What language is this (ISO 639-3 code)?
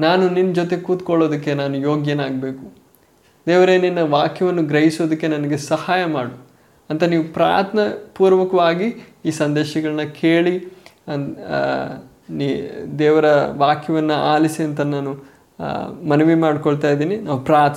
kan